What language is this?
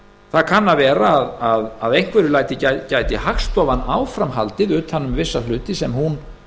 Icelandic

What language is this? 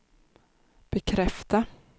Swedish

